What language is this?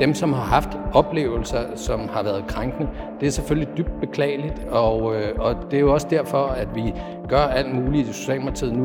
Danish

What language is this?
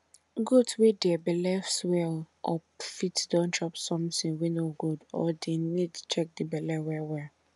Nigerian Pidgin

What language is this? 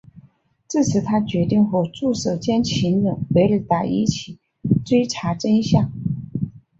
Chinese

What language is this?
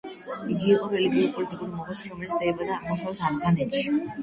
Georgian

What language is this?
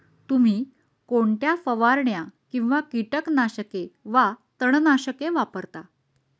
Marathi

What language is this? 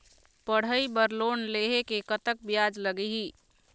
Chhattisgarhi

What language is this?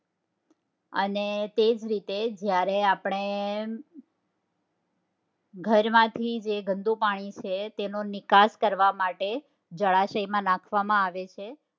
Gujarati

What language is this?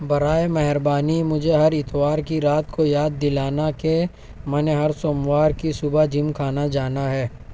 Urdu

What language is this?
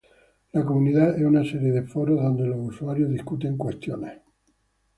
Spanish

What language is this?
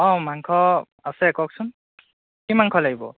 Assamese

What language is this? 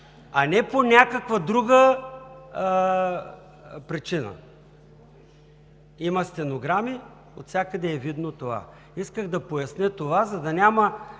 Bulgarian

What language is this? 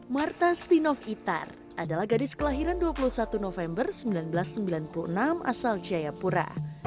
Indonesian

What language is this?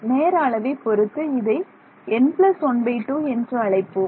Tamil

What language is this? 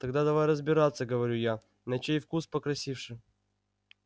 Russian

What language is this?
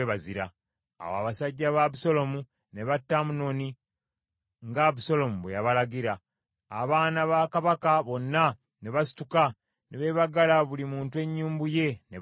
Ganda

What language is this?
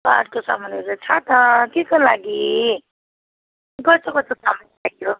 Nepali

